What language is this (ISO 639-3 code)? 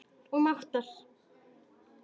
isl